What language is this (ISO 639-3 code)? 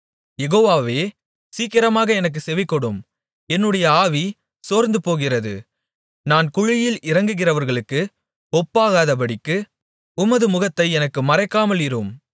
tam